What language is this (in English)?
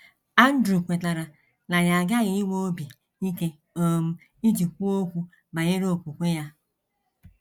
Igbo